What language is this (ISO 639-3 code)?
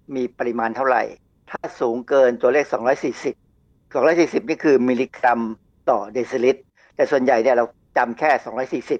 tha